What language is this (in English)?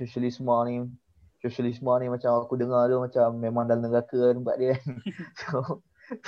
Malay